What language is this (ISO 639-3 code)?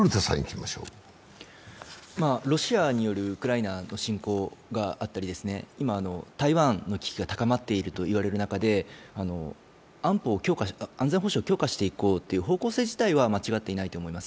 jpn